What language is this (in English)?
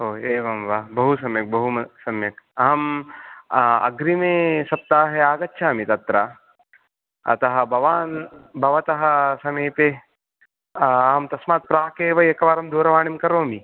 Sanskrit